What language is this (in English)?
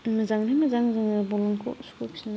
Bodo